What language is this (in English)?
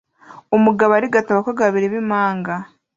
Kinyarwanda